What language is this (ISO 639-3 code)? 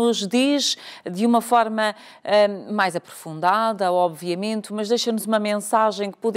por